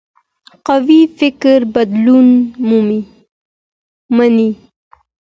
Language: Pashto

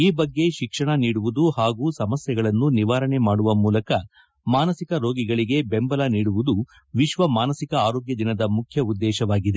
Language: Kannada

